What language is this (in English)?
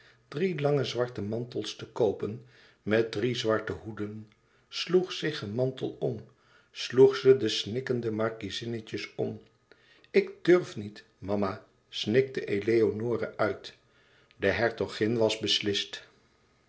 Dutch